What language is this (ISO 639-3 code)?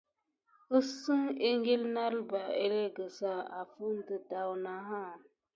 gid